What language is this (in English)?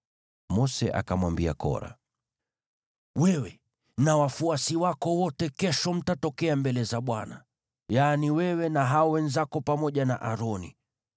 Swahili